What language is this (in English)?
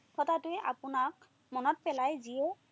Assamese